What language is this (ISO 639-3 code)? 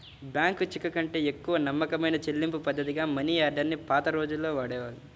tel